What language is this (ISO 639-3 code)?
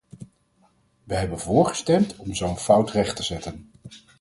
nld